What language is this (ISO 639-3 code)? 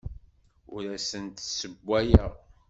kab